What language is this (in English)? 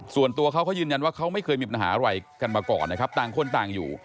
Thai